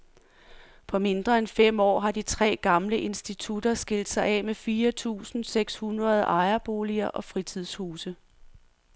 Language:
Danish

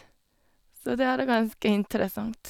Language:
Norwegian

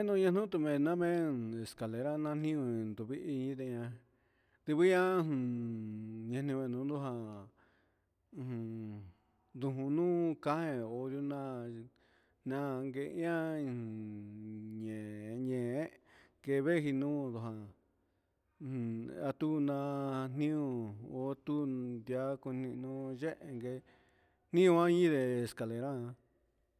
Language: Huitepec Mixtec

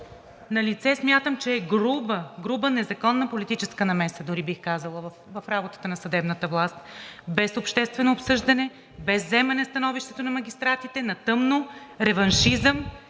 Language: Bulgarian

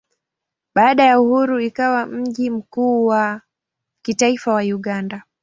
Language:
Swahili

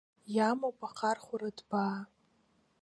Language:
Abkhazian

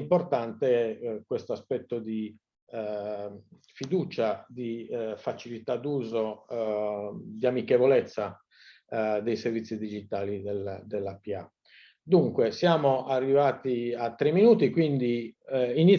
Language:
Italian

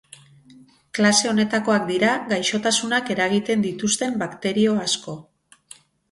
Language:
Basque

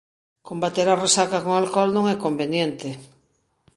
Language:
Galician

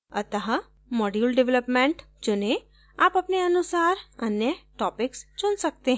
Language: Hindi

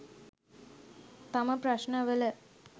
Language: Sinhala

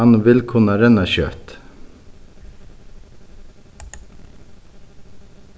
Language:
Faroese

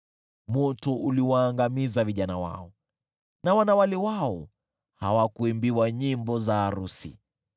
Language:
Swahili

